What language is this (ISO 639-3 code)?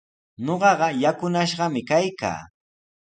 qws